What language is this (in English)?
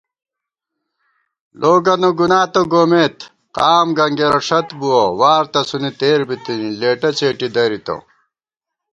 Gawar-Bati